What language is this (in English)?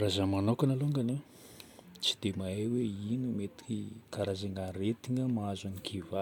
Northern Betsimisaraka Malagasy